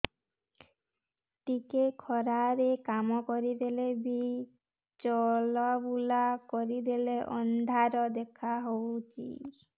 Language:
Odia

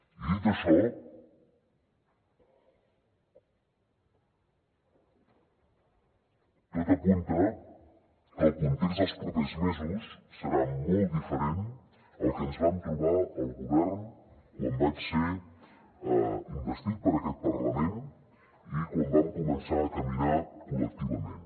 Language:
Catalan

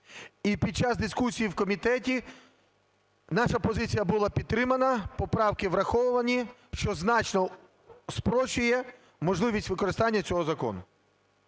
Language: Ukrainian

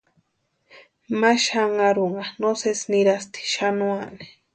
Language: Western Highland Purepecha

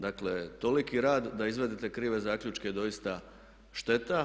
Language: Croatian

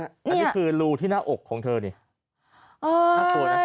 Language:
Thai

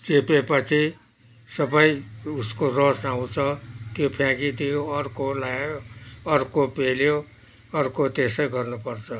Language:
Nepali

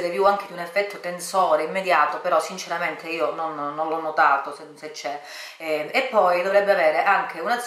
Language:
Italian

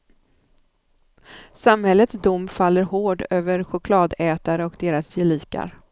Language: Swedish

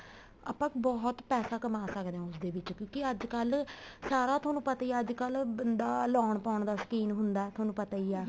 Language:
Punjabi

